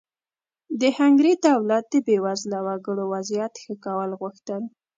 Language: Pashto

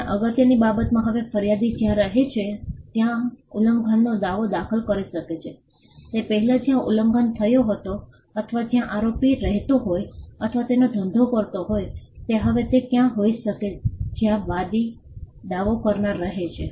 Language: Gujarati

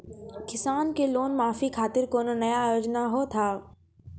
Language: Maithili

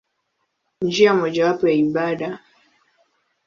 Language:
Swahili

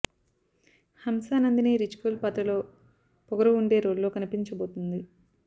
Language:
Telugu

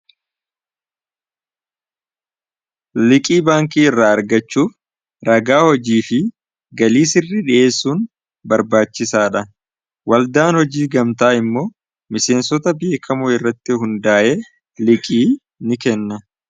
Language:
Oromo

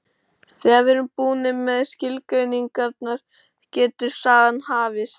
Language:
Icelandic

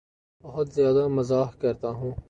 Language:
Urdu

